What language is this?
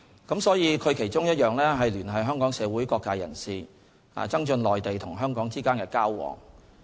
Cantonese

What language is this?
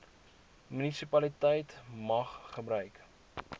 Afrikaans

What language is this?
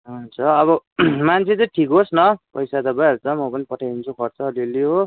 Nepali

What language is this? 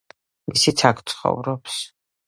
Georgian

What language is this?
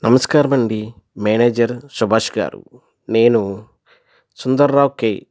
Telugu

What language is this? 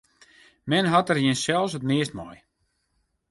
Western Frisian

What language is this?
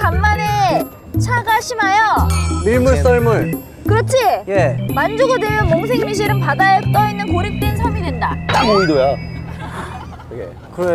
Korean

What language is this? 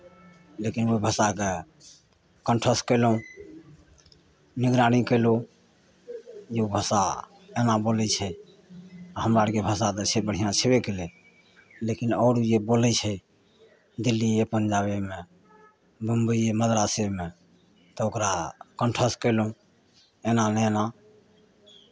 Maithili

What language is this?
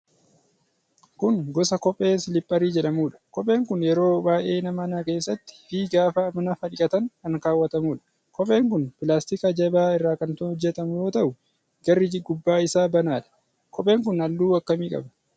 Oromo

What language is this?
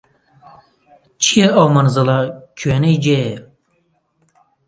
Central Kurdish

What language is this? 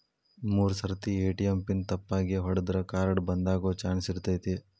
Kannada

